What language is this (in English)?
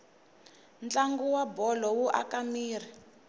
Tsonga